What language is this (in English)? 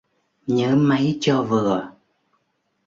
Vietnamese